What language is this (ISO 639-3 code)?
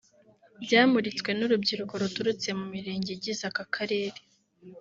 kin